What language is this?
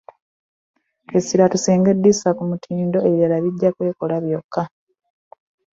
Ganda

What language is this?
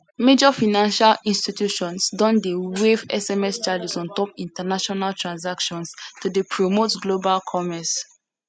Nigerian Pidgin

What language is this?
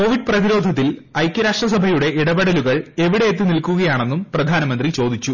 Malayalam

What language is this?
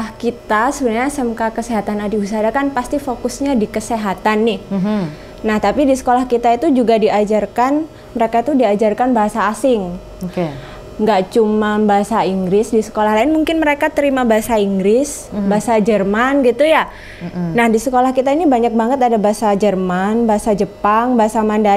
Indonesian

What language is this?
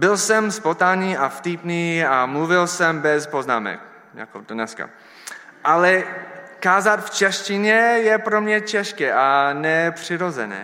Czech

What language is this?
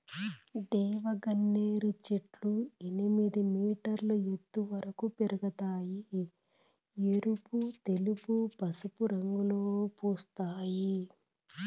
Telugu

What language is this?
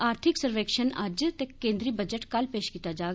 Dogri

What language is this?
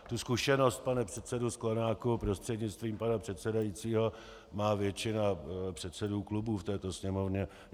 Czech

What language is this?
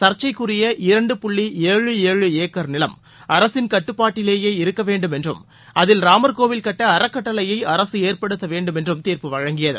Tamil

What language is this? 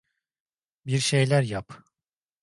Turkish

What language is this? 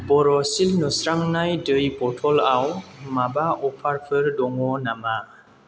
Bodo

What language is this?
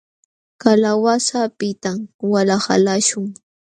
Jauja Wanca Quechua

